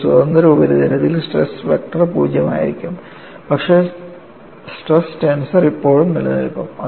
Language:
Malayalam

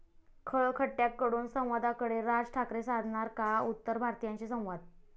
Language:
Marathi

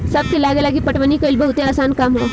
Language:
Bhojpuri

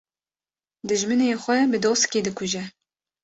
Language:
Kurdish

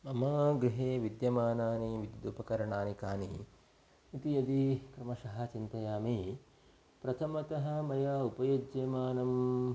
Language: Sanskrit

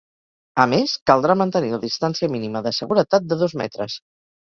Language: Catalan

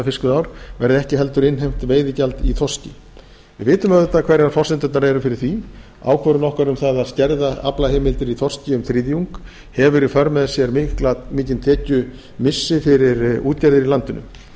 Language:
Icelandic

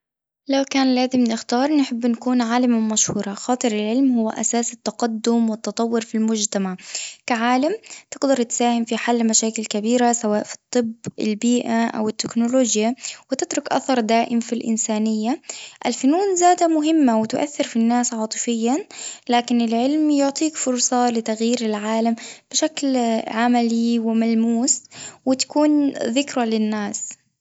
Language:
Tunisian Arabic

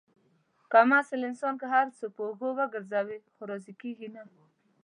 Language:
Pashto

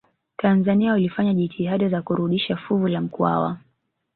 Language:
Swahili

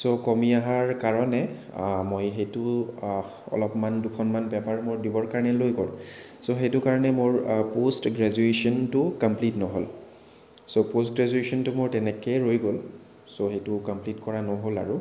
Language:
Assamese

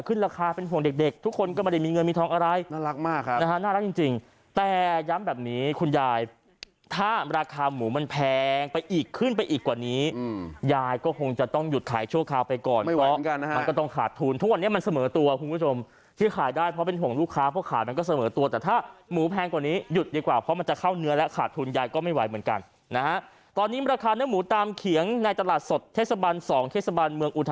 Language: Thai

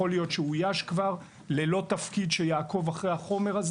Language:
Hebrew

